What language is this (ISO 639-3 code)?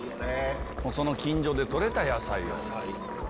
jpn